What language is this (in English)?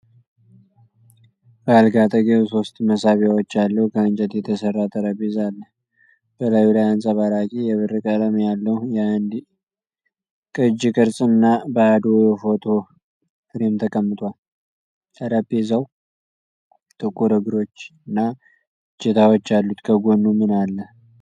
Amharic